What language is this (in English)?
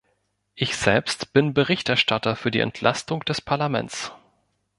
German